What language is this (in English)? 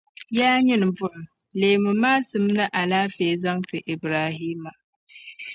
Dagbani